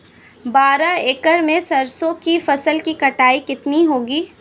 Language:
Hindi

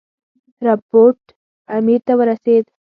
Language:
Pashto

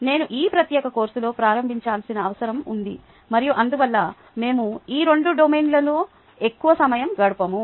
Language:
Telugu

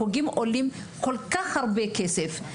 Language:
Hebrew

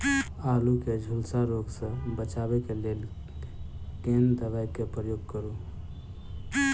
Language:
Maithili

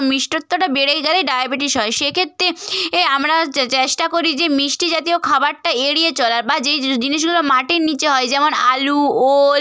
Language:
Bangla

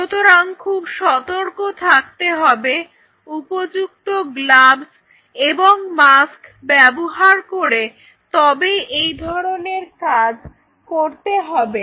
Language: Bangla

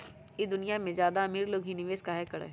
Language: Magahi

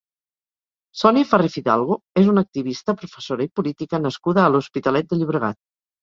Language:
Catalan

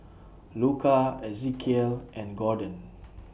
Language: English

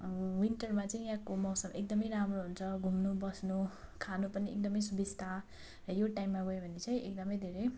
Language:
Nepali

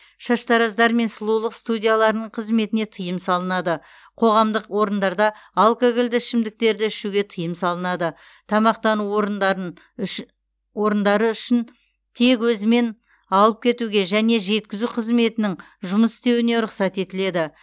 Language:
Kazakh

